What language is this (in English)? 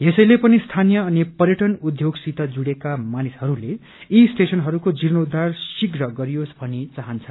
Nepali